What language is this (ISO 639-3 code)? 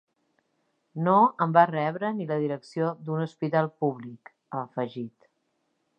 cat